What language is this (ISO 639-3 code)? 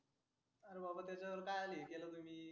mar